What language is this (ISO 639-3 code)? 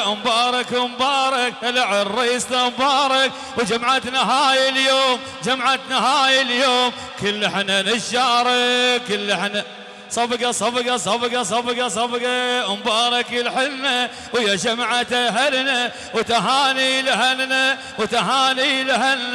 ara